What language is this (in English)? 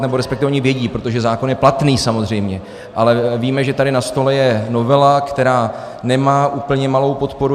Czech